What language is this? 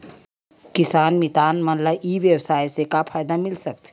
Chhattisgarhi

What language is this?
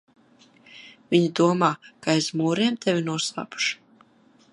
Latvian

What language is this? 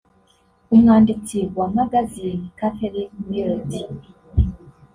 Kinyarwanda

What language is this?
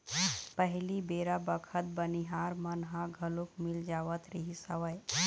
Chhattisgarhi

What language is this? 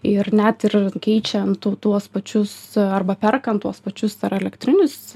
Lithuanian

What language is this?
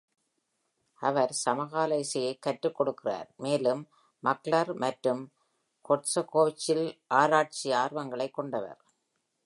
Tamil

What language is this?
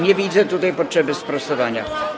Polish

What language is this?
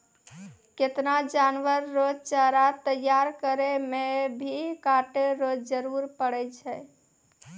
Maithili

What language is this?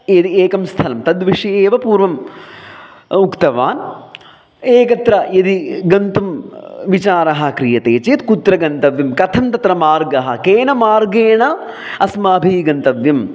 Sanskrit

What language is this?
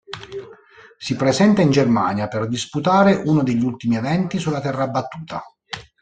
Italian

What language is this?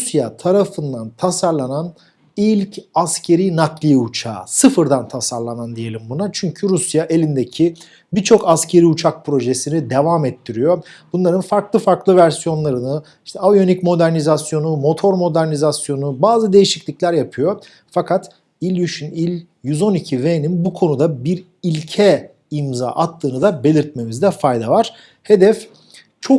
Turkish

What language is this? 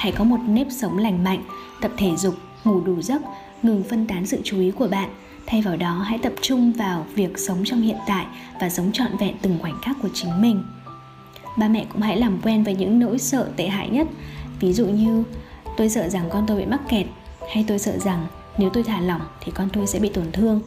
Vietnamese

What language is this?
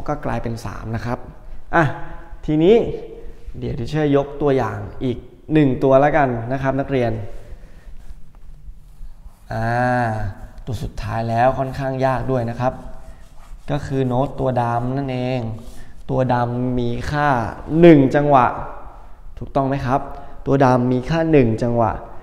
Thai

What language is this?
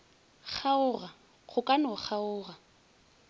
Northern Sotho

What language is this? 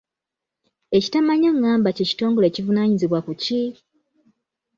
Ganda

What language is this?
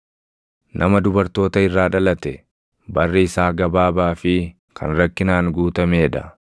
Oromo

